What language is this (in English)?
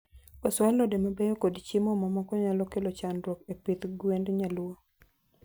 Luo (Kenya and Tanzania)